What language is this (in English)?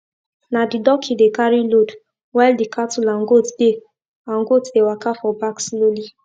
Nigerian Pidgin